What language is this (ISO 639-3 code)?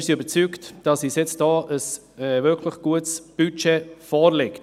gsw